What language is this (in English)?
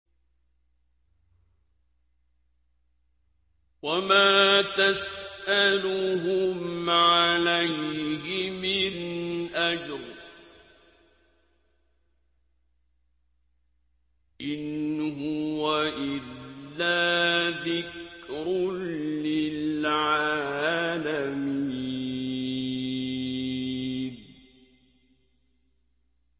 Arabic